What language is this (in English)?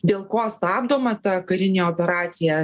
Lithuanian